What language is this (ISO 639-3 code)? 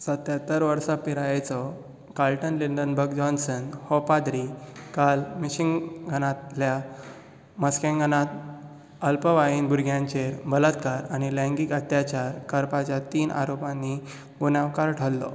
kok